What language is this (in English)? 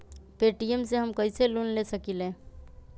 Magahi